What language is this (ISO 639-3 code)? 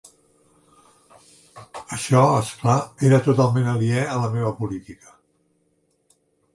cat